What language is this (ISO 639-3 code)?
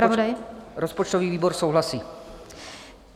ces